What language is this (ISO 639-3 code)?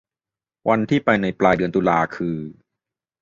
tha